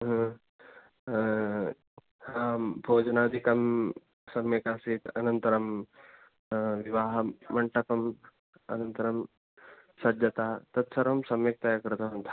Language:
Sanskrit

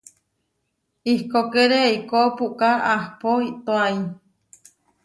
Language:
Huarijio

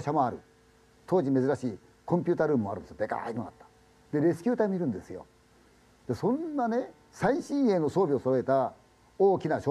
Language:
Japanese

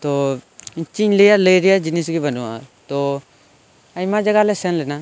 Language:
Santali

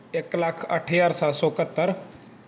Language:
Punjabi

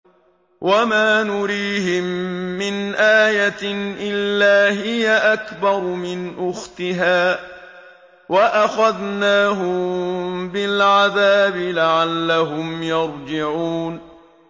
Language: Arabic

